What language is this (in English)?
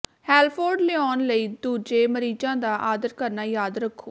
Punjabi